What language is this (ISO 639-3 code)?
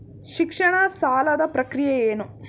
kan